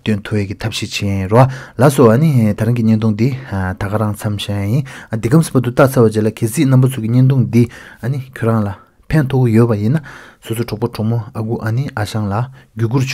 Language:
Turkish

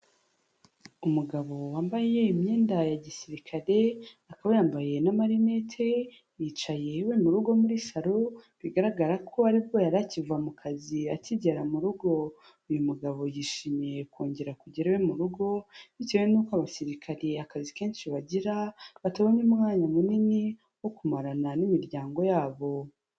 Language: Kinyarwanda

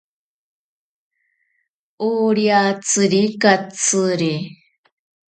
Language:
Ashéninka Perené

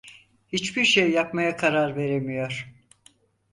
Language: Turkish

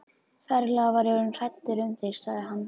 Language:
Icelandic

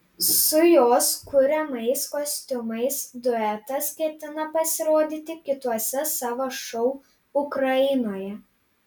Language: Lithuanian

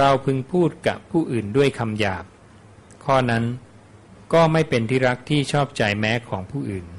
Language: Thai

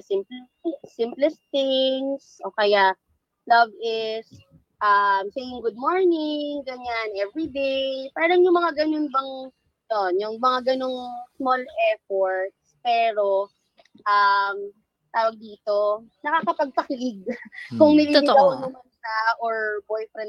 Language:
Filipino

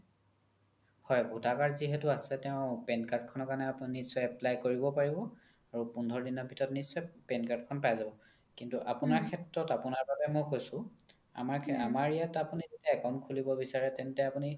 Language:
Assamese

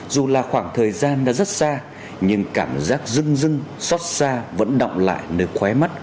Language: Vietnamese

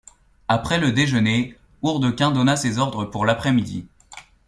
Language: French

